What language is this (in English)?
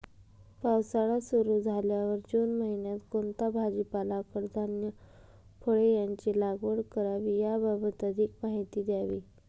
Marathi